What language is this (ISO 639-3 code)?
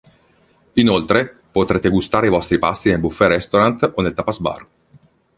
ita